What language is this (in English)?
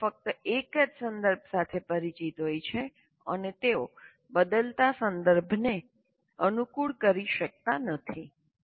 Gujarati